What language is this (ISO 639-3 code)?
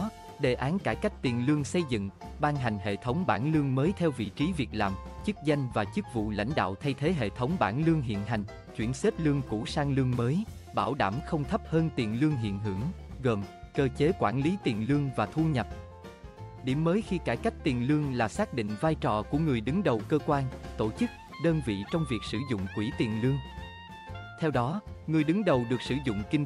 vie